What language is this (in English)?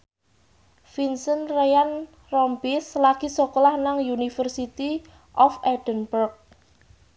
Javanese